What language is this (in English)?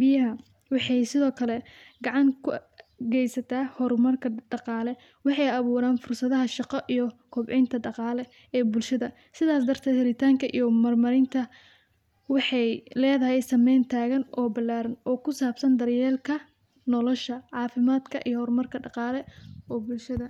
Somali